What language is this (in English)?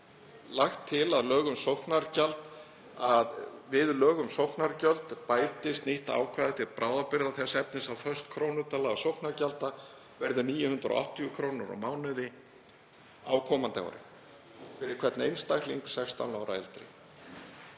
Icelandic